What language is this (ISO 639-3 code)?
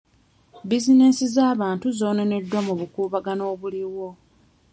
lug